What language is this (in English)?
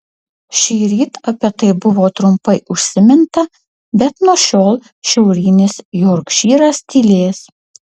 Lithuanian